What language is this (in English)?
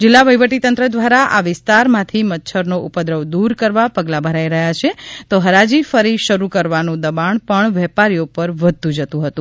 Gujarati